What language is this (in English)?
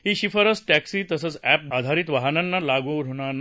Marathi